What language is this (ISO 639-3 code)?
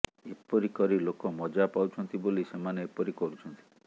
ori